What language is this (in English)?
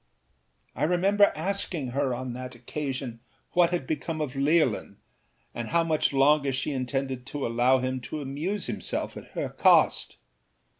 English